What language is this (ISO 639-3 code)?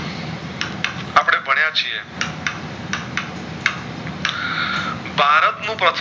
guj